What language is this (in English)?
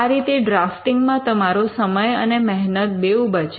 Gujarati